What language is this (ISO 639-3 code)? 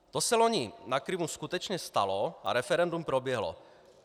ces